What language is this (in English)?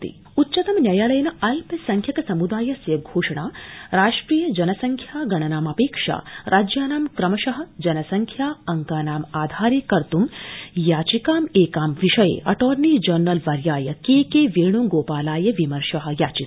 Sanskrit